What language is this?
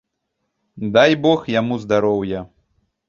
Belarusian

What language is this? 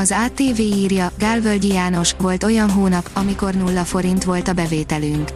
Hungarian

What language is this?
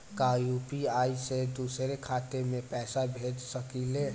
Bhojpuri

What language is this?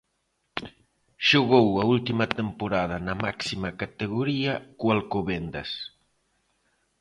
Galician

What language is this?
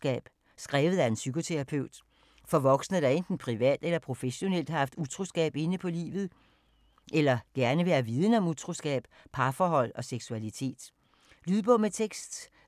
Danish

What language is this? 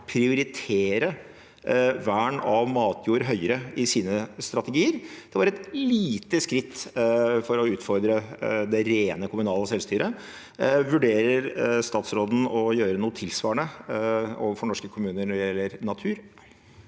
Norwegian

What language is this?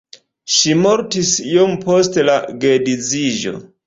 Esperanto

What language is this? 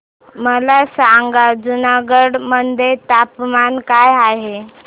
Marathi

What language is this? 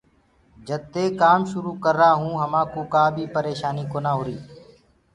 Gurgula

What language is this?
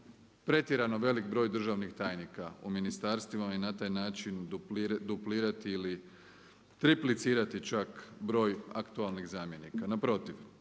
Croatian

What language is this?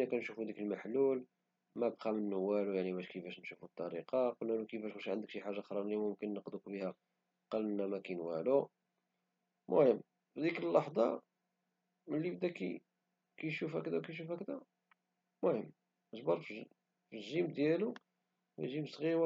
Moroccan Arabic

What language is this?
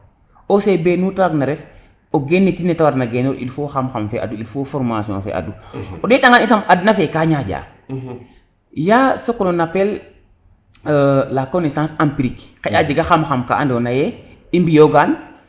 Serer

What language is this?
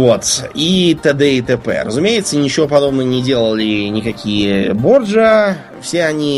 Russian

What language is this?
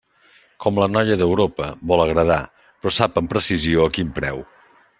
Catalan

